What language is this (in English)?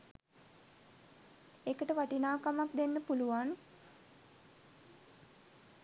Sinhala